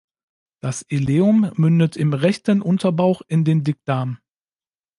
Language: German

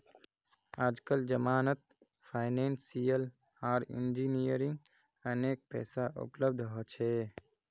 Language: Magahi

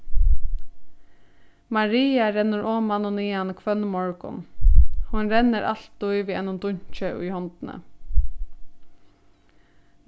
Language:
Faroese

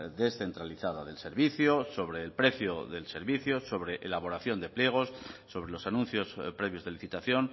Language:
Spanish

